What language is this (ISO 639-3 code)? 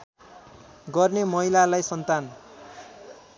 nep